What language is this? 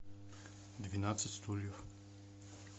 Russian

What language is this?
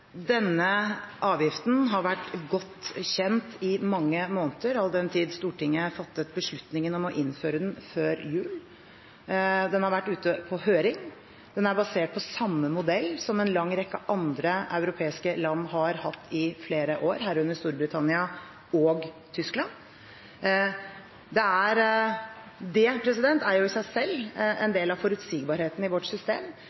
Norwegian Bokmål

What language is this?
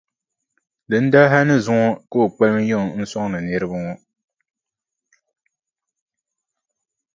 Dagbani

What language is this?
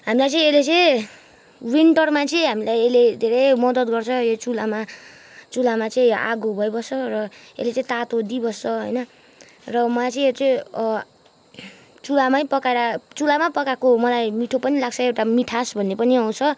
Nepali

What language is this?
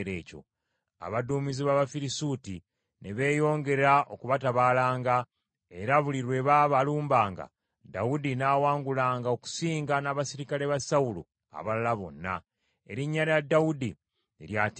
Ganda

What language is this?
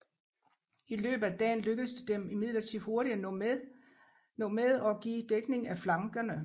Danish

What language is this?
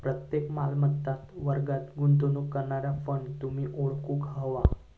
Marathi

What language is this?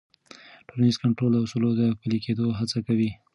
Pashto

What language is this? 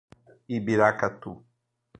Portuguese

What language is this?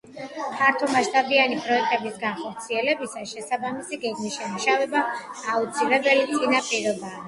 Georgian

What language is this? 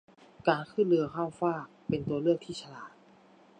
Thai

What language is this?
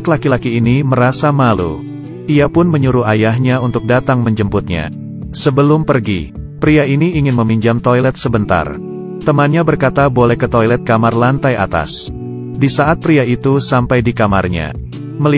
Indonesian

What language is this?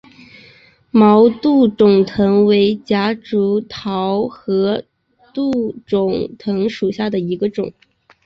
Chinese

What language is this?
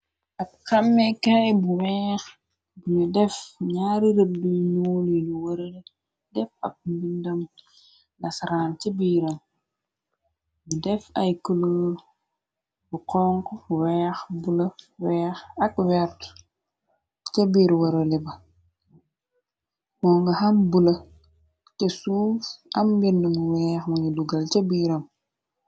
Wolof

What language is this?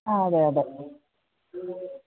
Malayalam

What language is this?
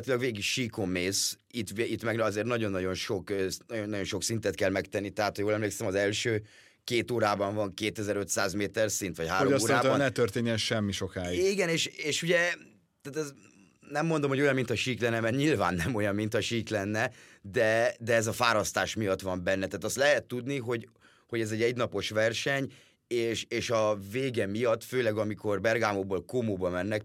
Hungarian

